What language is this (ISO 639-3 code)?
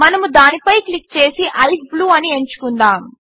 tel